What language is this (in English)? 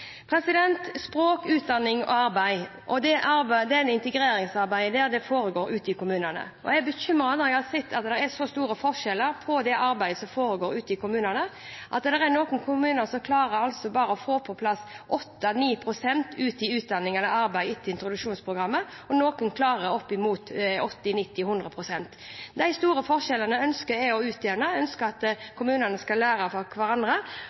Norwegian Bokmål